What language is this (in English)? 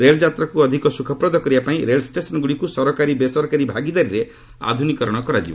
Odia